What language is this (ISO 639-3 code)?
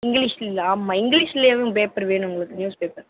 tam